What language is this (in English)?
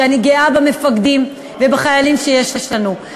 Hebrew